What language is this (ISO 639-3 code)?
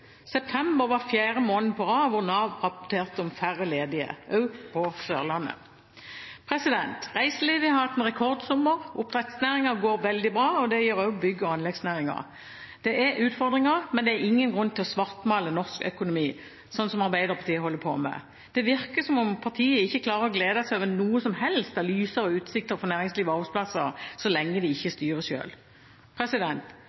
nob